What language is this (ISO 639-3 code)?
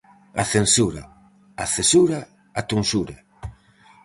glg